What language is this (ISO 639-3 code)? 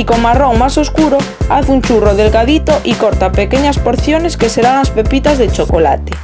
spa